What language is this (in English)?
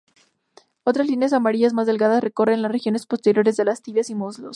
Spanish